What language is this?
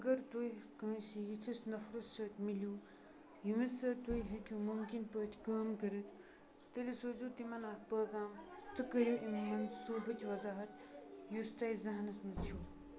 Kashmiri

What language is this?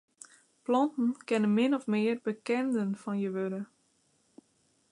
Western Frisian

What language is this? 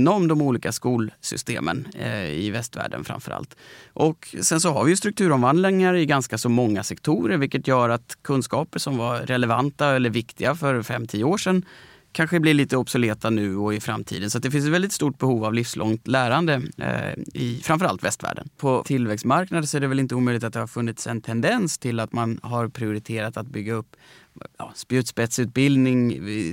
Swedish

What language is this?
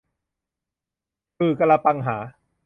Thai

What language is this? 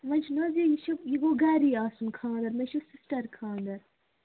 Kashmiri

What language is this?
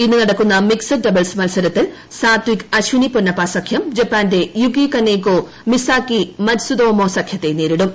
Malayalam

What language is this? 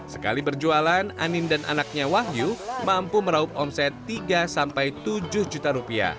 Indonesian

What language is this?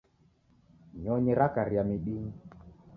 Taita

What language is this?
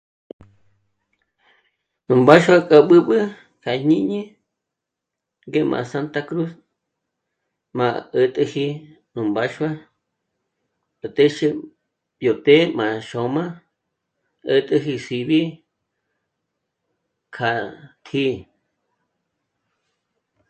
Michoacán Mazahua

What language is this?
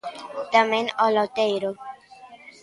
Galician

